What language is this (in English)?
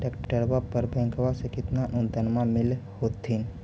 Magahi